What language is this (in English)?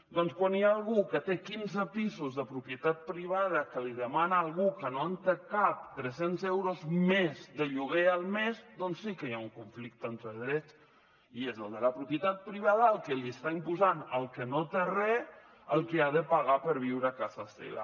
Catalan